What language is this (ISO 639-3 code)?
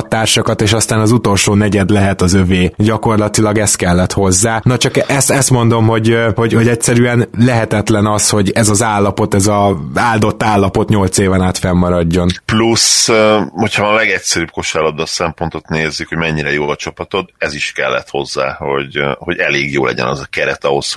hun